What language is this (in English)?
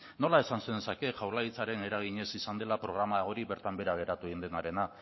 Basque